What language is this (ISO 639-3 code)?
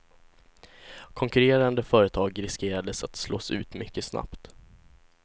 swe